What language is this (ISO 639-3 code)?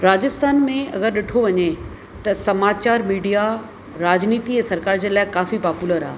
snd